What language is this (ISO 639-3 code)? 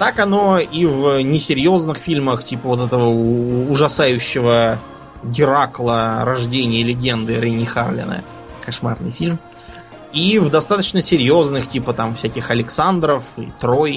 rus